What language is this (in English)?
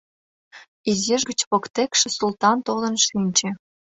Mari